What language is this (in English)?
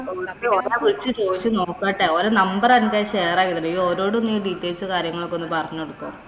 Malayalam